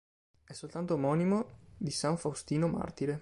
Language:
Italian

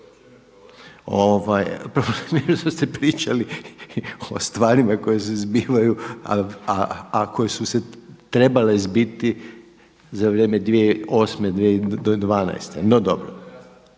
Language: Croatian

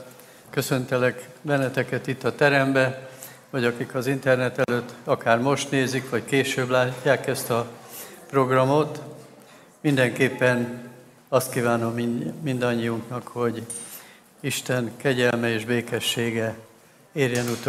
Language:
Hungarian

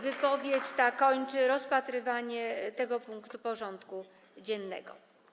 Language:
Polish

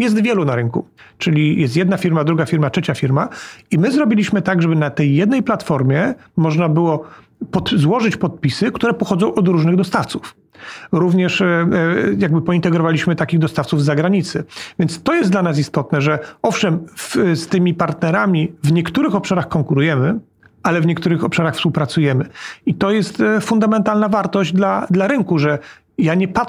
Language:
Polish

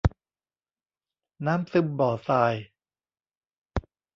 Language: Thai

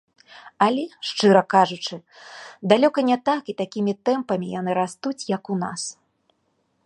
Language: Belarusian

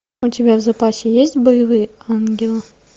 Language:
Russian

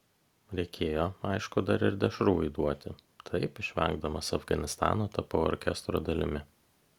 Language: Lithuanian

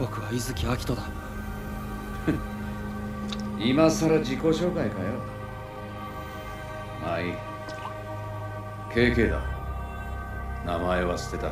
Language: Japanese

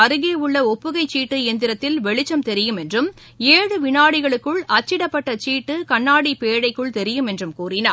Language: Tamil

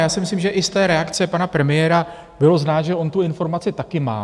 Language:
Czech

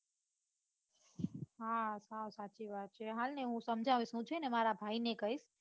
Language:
Gujarati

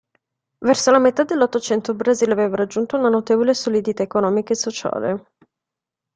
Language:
Italian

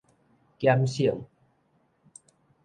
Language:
Min Nan Chinese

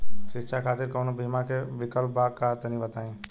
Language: Bhojpuri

